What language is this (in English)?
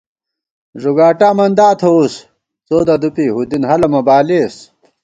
Gawar-Bati